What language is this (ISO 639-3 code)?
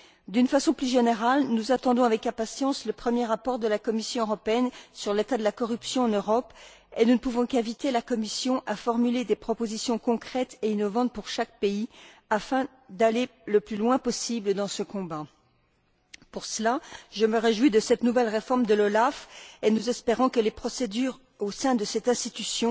fra